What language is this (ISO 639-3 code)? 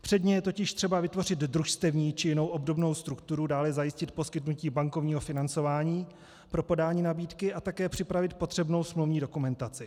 ces